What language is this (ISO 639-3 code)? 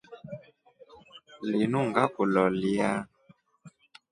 rof